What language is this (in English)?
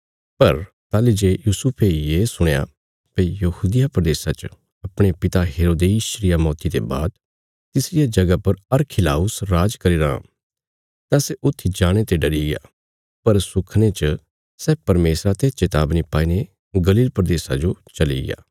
Bilaspuri